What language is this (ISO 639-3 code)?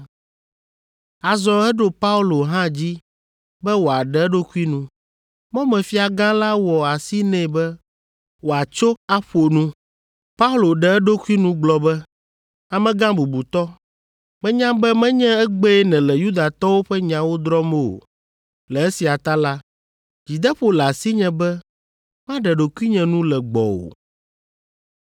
ewe